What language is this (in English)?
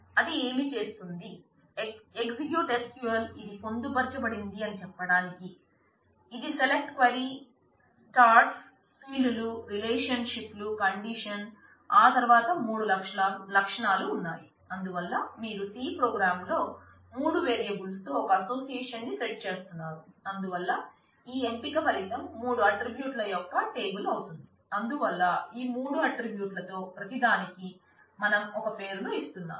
Telugu